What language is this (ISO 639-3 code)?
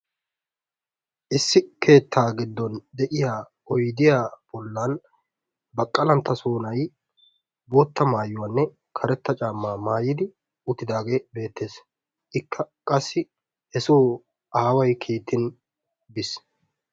wal